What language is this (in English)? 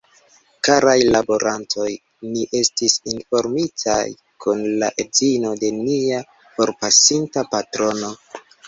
Esperanto